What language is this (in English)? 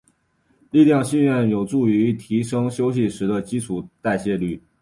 Chinese